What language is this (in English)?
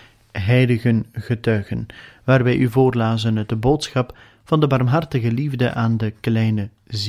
Dutch